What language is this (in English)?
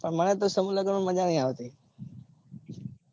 Gujarati